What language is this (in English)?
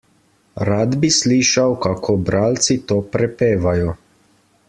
Slovenian